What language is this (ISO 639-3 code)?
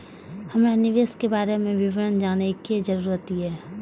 mai